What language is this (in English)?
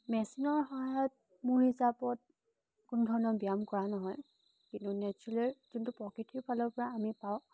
Assamese